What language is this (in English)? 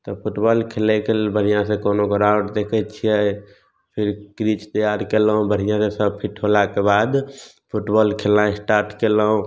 Maithili